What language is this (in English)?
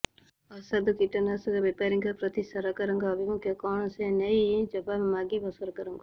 Odia